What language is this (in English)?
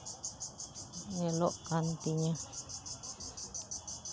Santali